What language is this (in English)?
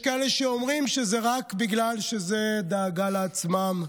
Hebrew